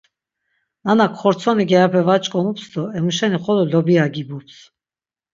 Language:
Laz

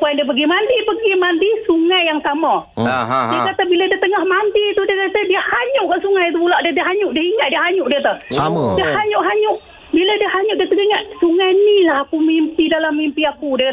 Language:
Malay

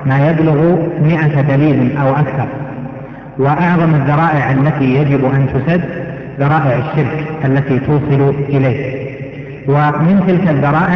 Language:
Arabic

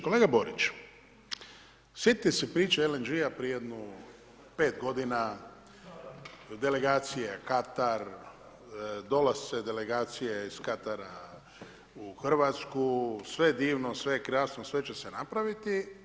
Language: Croatian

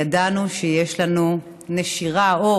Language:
Hebrew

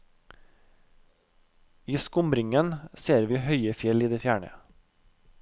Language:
Norwegian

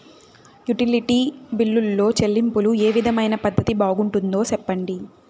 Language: Telugu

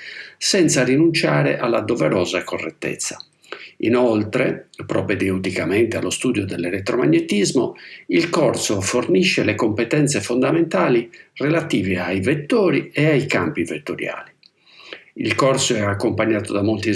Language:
Italian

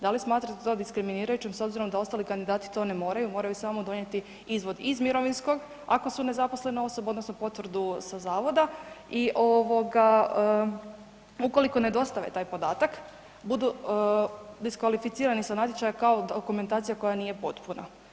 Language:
Croatian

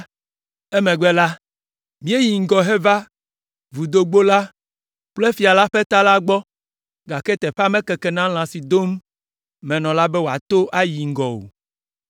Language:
Ewe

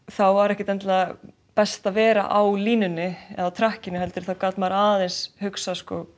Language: Icelandic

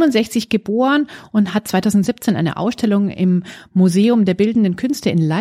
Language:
German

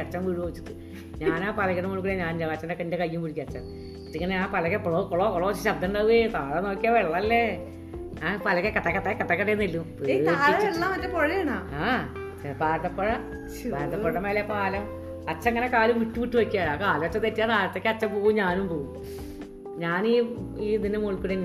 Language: Malayalam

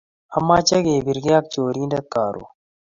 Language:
Kalenjin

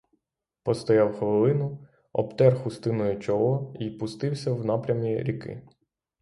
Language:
Ukrainian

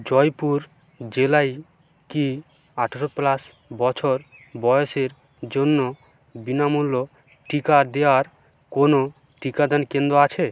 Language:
Bangla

